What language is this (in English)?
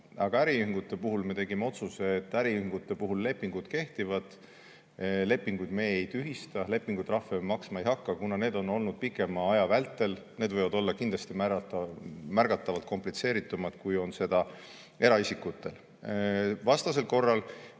Estonian